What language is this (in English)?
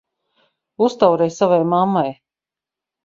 Latvian